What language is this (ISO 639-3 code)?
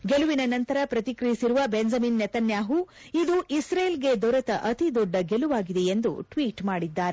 kan